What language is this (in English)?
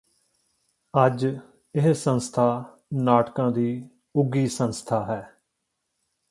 Punjabi